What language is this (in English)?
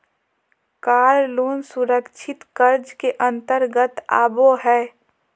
Magahi